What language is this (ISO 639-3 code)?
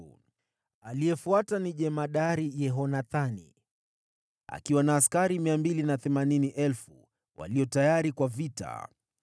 swa